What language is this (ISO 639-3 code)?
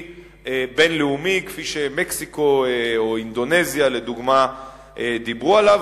heb